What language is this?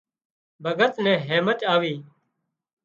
Wadiyara Koli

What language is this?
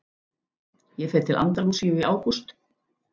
Icelandic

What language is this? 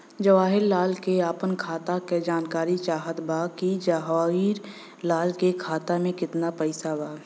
Bhojpuri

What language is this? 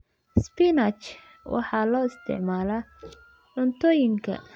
Somali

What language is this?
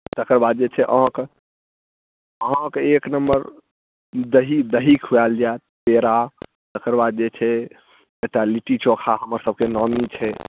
Maithili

